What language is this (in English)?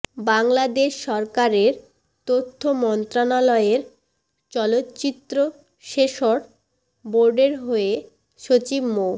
Bangla